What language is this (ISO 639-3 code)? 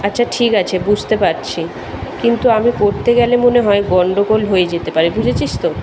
ben